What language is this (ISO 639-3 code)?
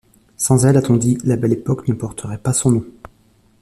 fra